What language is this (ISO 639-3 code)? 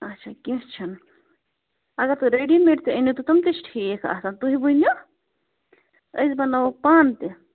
kas